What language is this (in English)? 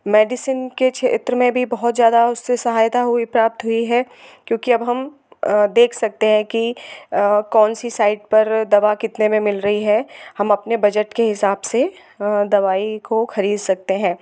Hindi